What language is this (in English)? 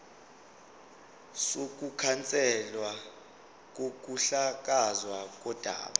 Zulu